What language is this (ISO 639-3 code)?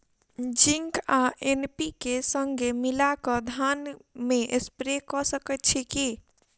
mai